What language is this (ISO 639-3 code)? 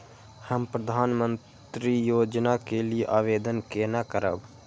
mai